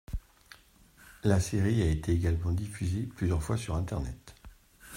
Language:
French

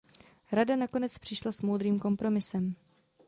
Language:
Czech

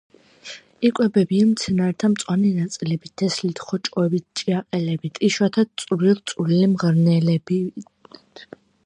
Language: Georgian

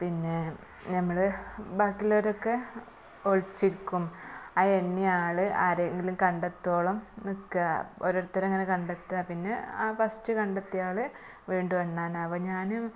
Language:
Malayalam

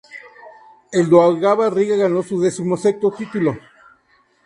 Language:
Spanish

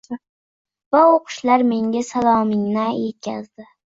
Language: Uzbek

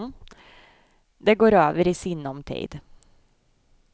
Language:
Swedish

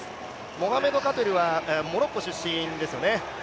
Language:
Japanese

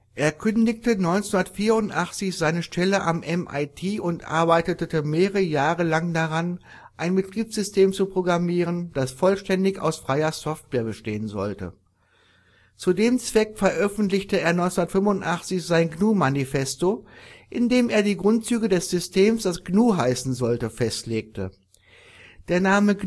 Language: German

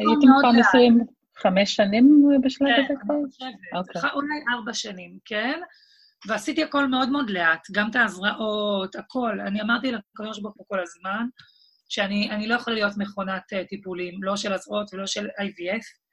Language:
Hebrew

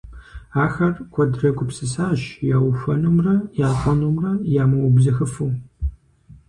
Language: Kabardian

